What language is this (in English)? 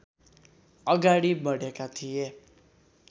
Nepali